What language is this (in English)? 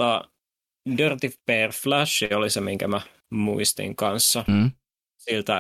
Finnish